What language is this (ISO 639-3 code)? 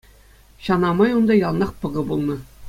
chv